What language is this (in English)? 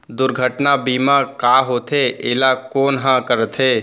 Chhattisgarhi